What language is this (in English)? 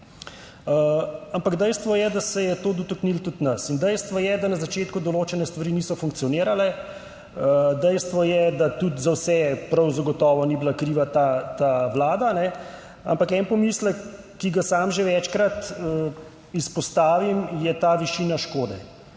Slovenian